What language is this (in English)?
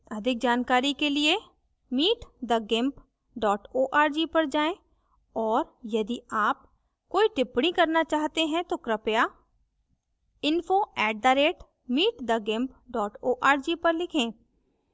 Hindi